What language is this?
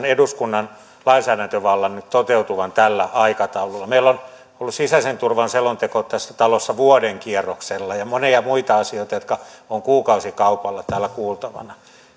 Finnish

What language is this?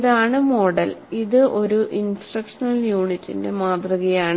Malayalam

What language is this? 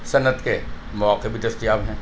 Urdu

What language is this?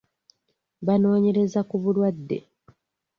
Ganda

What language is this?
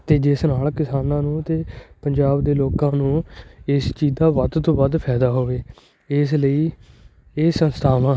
Punjabi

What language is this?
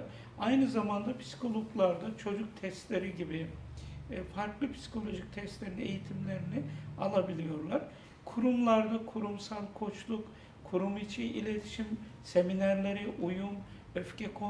Turkish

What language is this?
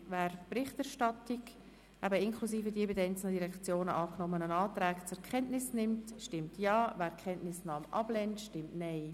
Swiss German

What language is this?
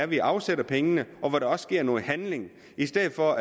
Danish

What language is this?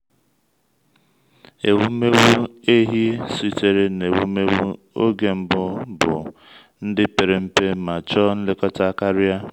Igbo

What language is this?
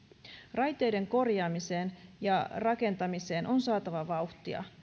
Finnish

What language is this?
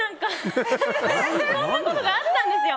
Japanese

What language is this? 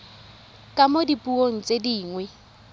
Tswana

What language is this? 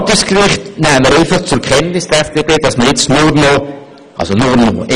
Swiss German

